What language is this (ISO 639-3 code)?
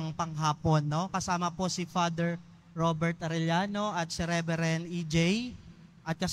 fil